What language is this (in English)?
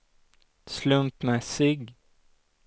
Swedish